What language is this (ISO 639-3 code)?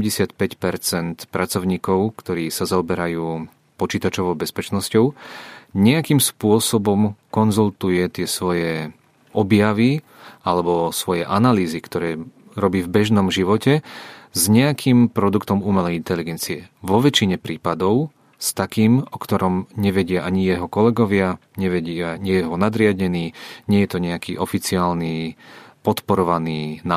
ces